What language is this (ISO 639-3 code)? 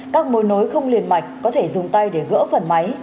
vie